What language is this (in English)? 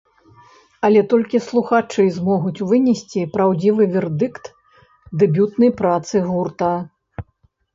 Belarusian